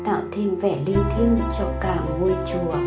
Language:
Vietnamese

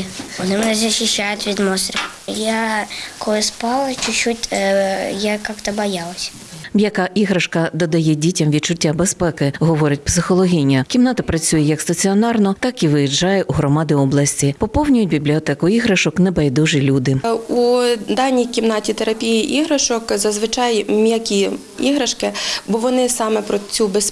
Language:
Ukrainian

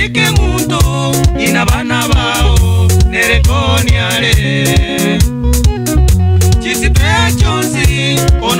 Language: Romanian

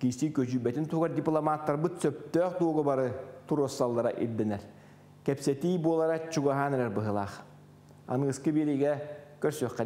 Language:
Turkish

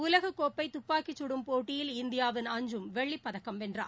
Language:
Tamil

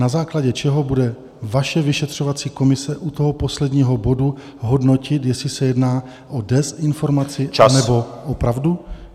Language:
Czech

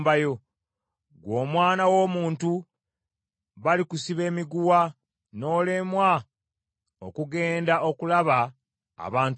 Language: Ganda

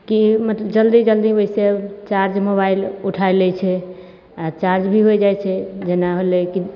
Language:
Maithili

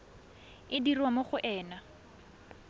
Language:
Tswana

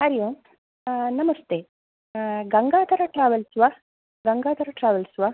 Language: Sanskrit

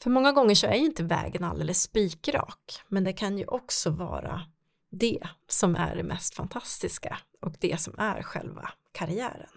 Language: Swedish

